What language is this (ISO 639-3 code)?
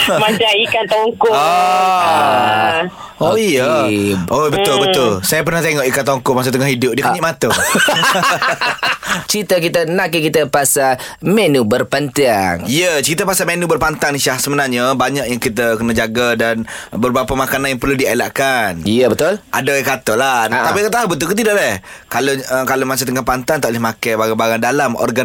msa